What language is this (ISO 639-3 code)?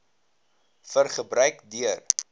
afr